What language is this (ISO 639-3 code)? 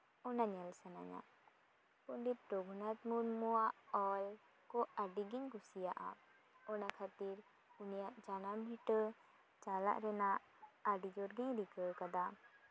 sat